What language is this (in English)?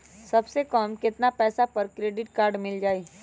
Magahi